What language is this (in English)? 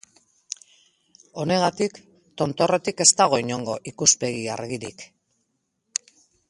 Basque